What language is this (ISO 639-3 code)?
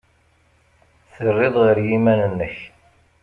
kab